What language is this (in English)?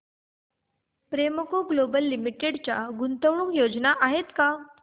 Marathi